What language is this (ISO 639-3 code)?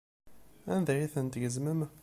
kab